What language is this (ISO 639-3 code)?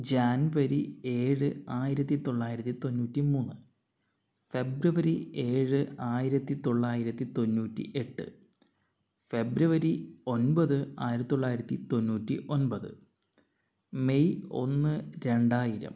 mal